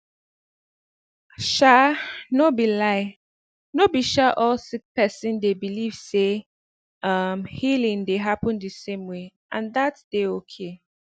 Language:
Nigerian Pidgin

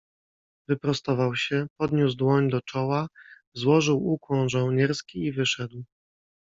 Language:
Polish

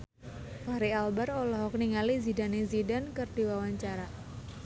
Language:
Sundanese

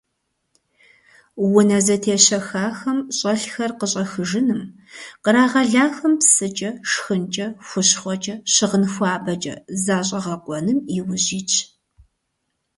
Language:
Kabardian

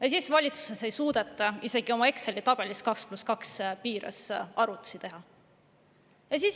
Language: Estonian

